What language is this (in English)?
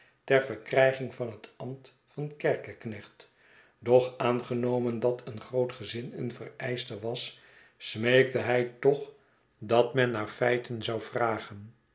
Dutch